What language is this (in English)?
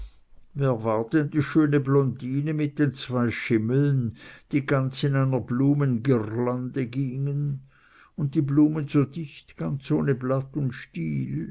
German